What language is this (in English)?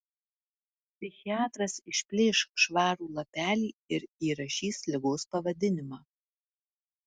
Lithuanian